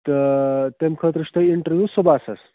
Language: Kashmiri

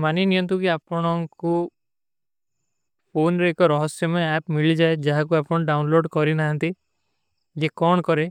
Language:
Kui (India)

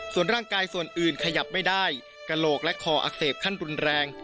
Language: Thai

